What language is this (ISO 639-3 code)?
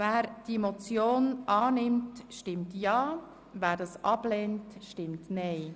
gsw